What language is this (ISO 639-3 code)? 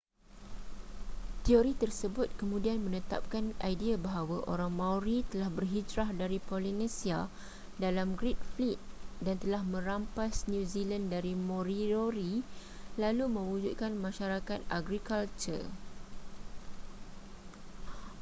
msa